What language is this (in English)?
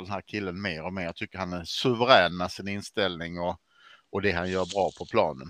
Swedish